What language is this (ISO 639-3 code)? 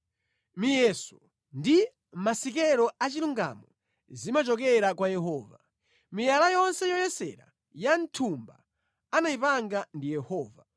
nya